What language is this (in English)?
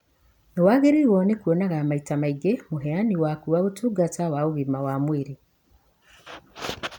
Kikuyu